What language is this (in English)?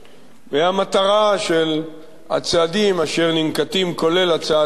Hebrew